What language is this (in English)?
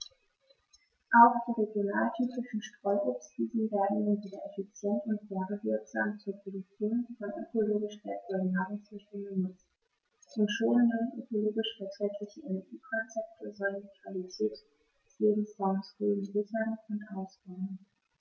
German